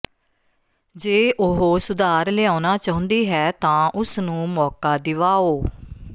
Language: Punjabi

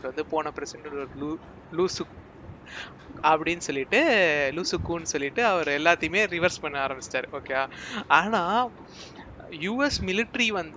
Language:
Tamil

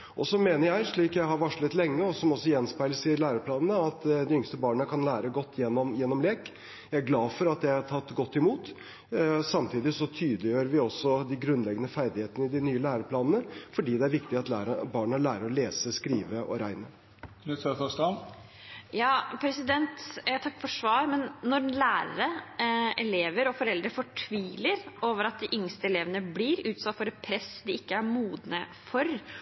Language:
Norwegian Bokmål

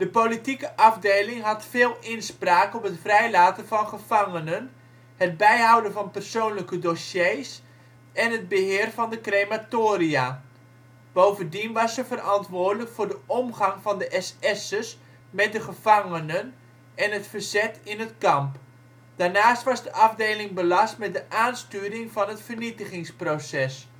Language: Dutch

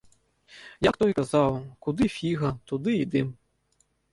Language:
Belarusian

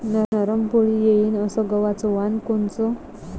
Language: Marathi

